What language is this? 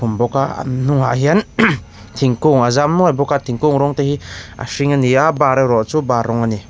Mizo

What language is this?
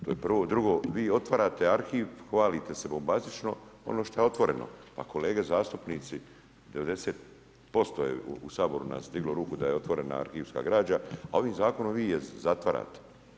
Croatian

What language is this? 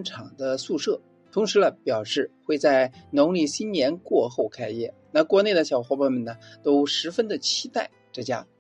Chinese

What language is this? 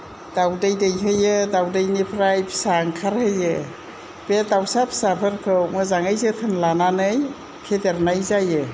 Bodo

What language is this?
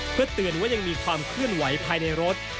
Thai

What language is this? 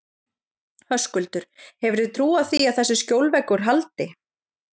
Icelandic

